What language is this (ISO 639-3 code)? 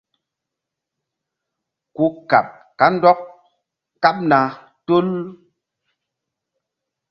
mdd